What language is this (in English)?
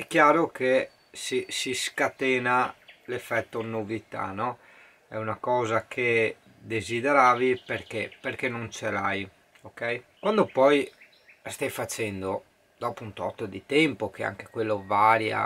Italian